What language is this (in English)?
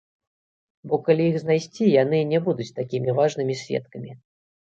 Belarusian